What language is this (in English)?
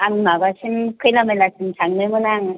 Bodo